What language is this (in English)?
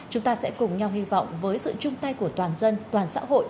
Vietnamese